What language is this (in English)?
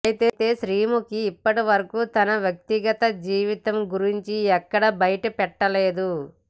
Telugu